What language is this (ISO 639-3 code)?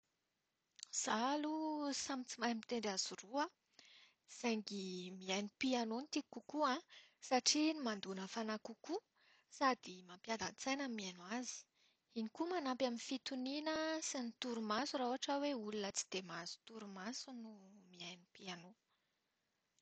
mlg